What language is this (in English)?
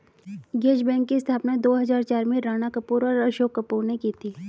Hindi